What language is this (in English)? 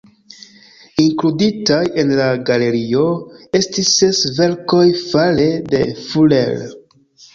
Esperanto